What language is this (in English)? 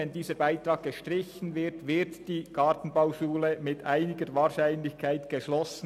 Swiss German